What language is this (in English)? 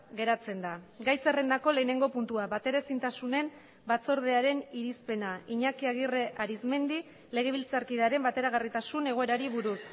Basque